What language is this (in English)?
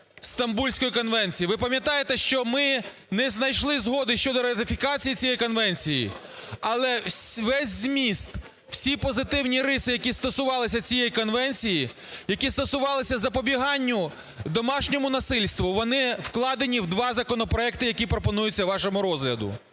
Ukrainian